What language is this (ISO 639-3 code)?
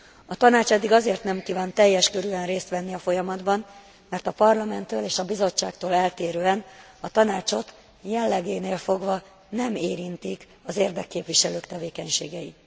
hun